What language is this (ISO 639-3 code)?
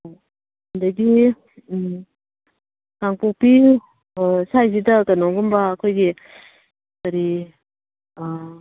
mni